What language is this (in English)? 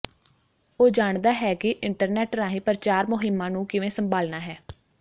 Punjabi